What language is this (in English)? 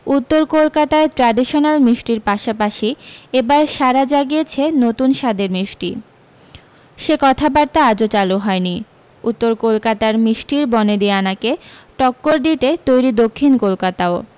Bangla